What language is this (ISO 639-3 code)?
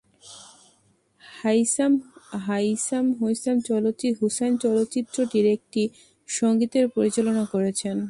ben